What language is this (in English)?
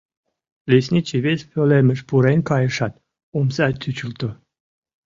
Mari